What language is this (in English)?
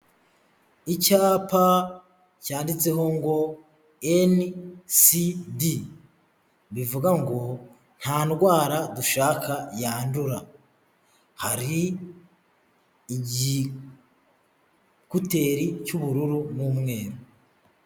Kinyarwanda